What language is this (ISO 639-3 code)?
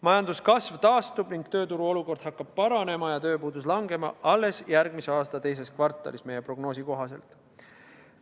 est